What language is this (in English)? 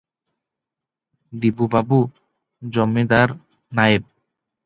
Odia